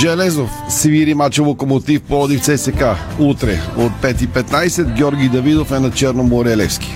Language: Bulgarian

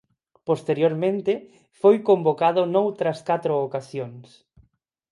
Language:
Galician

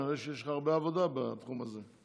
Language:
Hebrew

